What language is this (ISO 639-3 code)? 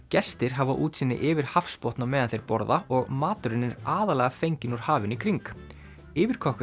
isl